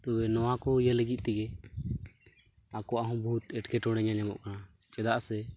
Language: Santali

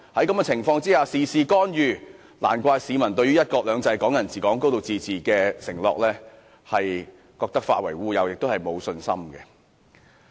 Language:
Cantonese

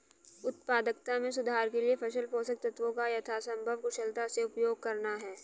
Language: Hindi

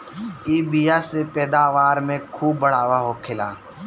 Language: Bhojpuri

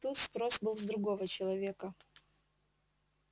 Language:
Russian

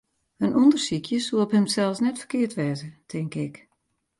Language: Western Frisian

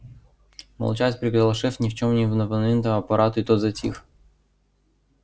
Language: Russian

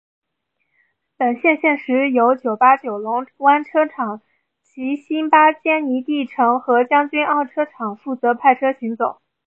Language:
Chinese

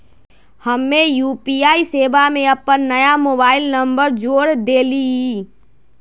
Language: Magahi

